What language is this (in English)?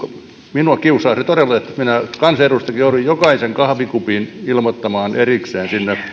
Finnish